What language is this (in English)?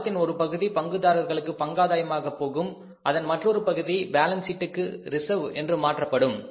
Tamil